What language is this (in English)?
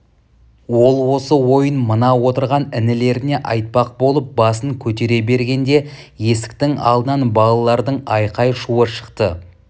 Kazakh